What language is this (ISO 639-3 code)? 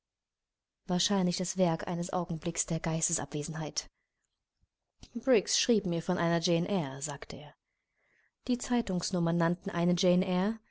deu